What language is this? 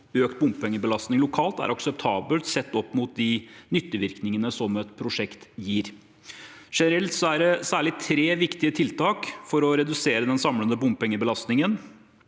Norwegian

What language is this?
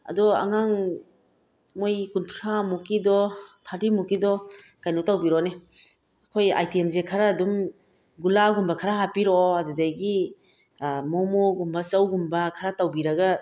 Manipuri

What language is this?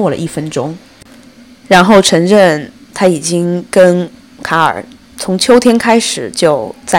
Chinese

